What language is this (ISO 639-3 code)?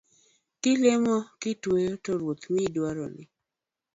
luo